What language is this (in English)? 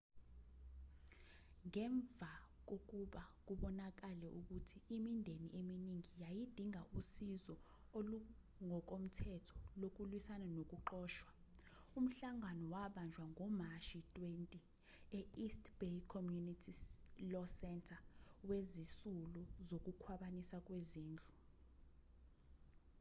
Zulu